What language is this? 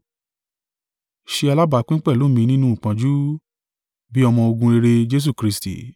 Yoruba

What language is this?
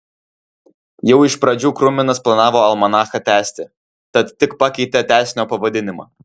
Lithuanian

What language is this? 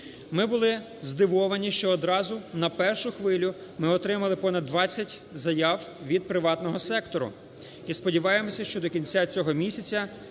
Ukrainian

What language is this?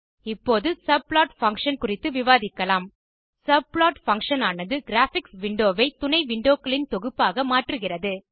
Tamil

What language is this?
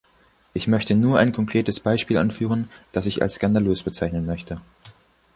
German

